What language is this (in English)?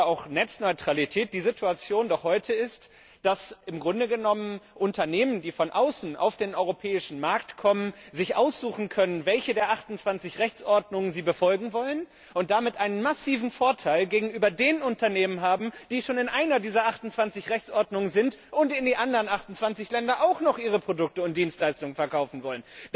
German